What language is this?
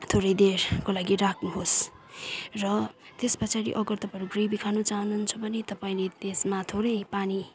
Nepali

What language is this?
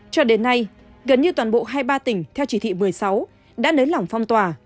Vietnamese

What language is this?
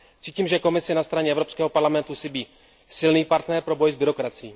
Czech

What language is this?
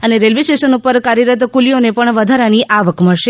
Gujarati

